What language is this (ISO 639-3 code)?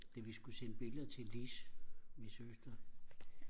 dan